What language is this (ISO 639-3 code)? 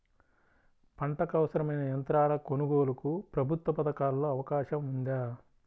tel